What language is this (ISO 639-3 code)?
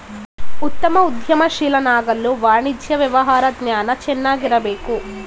kan